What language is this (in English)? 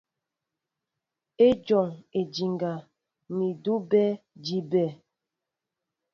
Mbo (Cameroon)